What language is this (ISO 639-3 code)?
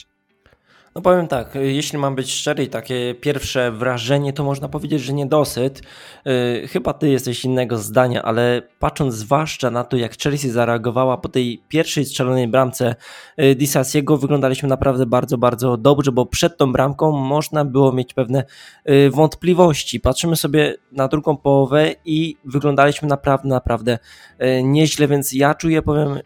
pol